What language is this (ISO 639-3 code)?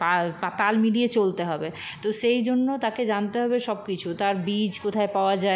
ben